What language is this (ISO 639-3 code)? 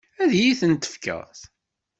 kab